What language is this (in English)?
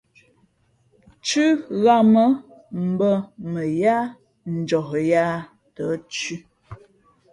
Fe'fe'